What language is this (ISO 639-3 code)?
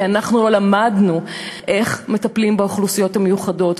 heb